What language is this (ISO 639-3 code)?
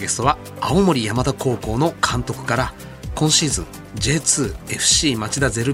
jpn